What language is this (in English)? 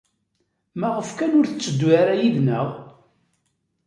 Kabyle